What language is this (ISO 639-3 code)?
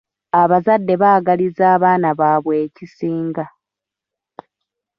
lug